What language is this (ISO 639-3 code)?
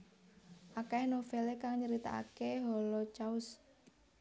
jav